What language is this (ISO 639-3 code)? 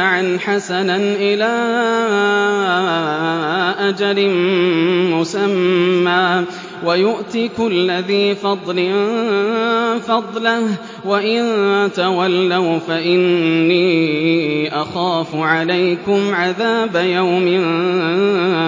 ara